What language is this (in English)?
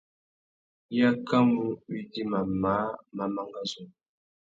Tuki